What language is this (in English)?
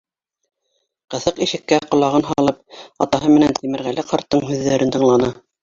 Bashkir